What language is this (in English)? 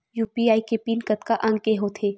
Chhattisgarhi